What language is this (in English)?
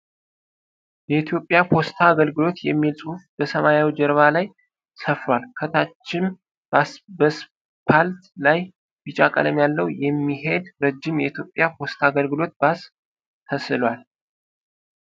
Amharic